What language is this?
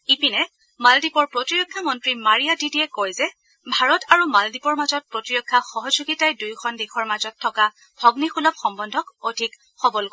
Assamese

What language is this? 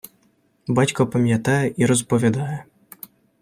Ukrainian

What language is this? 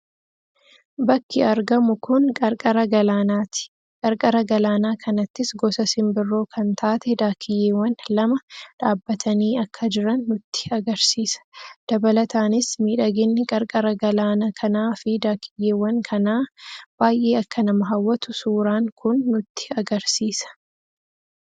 Oromo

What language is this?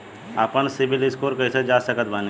Bhojpuri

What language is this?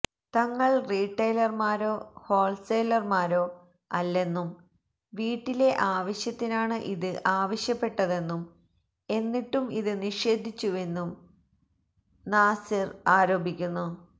Malayalam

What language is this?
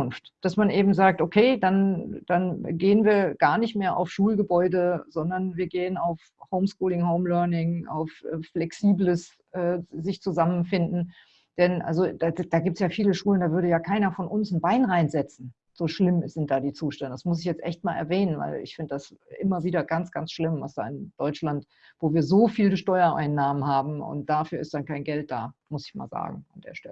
German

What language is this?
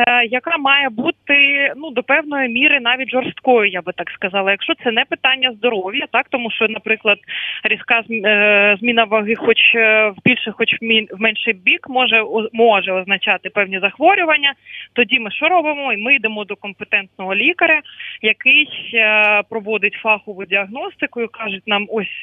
Ukrainian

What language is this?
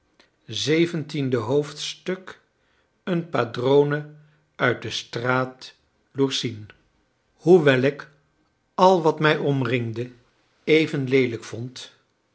Dutch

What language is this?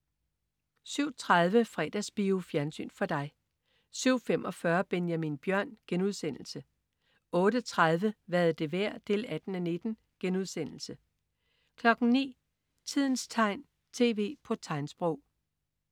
Danish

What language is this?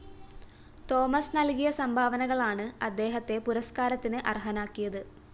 Malayalam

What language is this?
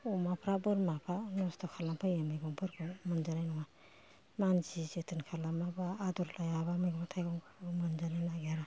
Bodo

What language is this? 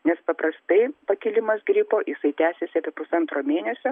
Lithuanian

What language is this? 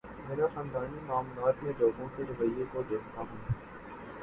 Urdu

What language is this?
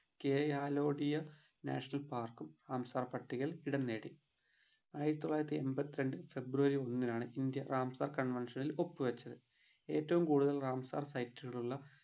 Malayalam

